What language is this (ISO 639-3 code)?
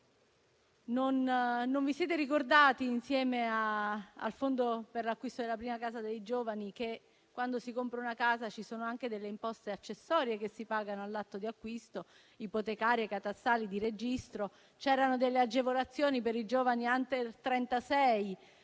ita